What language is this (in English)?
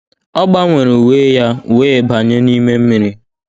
Igbo